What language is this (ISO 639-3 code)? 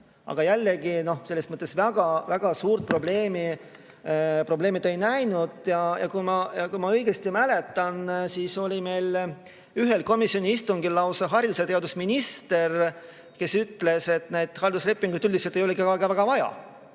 est